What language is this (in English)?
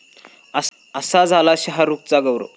Marathi